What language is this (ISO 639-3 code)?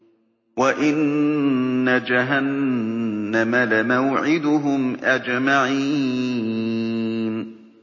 ara